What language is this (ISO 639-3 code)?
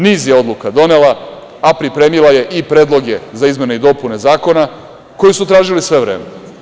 srp